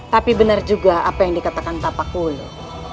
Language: Indonesian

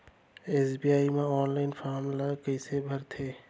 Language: Chhattisgarhi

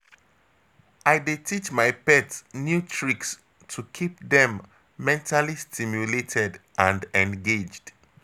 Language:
Nigerian Pidgin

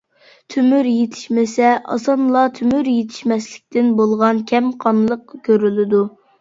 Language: Uyghur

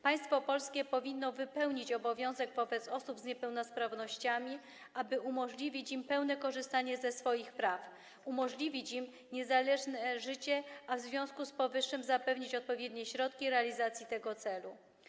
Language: Polish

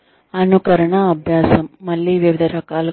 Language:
Telugu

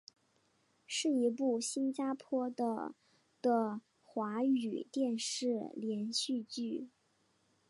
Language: Chinese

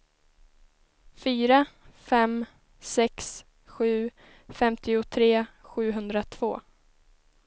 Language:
Swedish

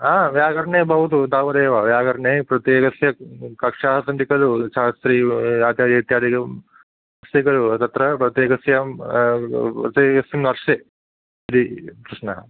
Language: Sanskrit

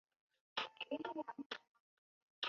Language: Chinese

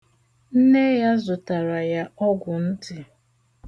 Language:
Igbo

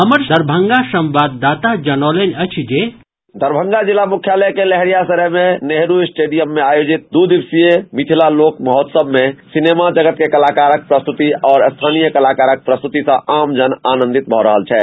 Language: Maithili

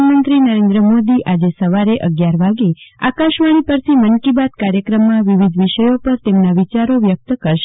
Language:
Gujarati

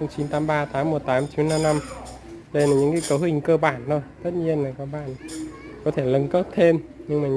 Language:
Vietnamese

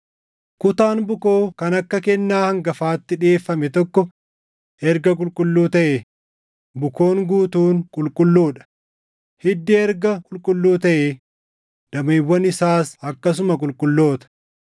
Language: Oromo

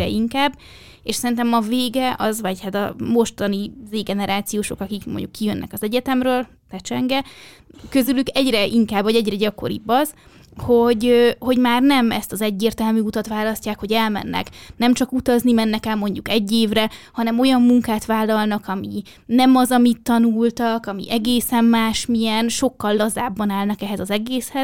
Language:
Hungarian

